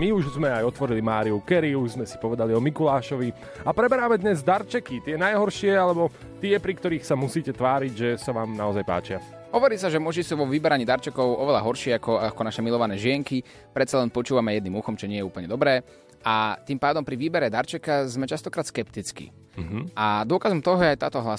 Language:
Slovak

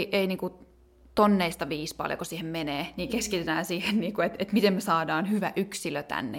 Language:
Finnish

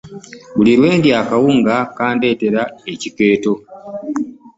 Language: Ganda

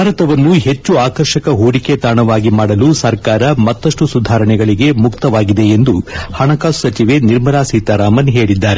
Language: Kannada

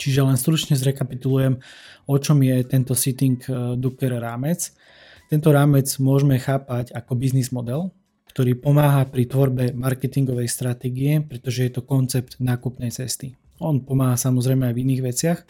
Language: Slovak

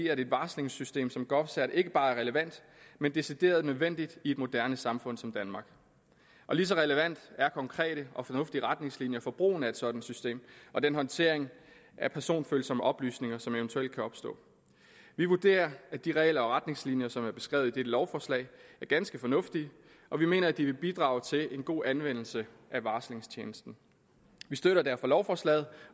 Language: Danish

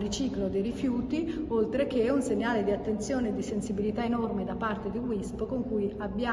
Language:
Italian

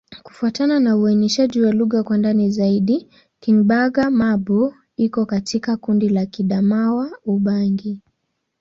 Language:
Swahili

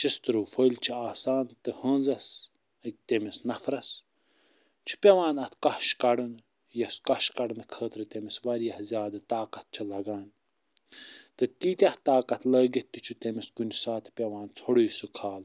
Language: Kashmiri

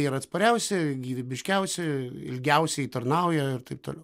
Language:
Lithuanian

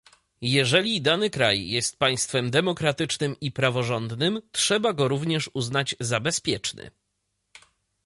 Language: Polish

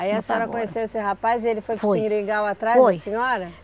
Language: Portuguese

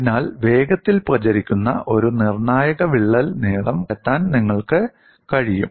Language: Malayalam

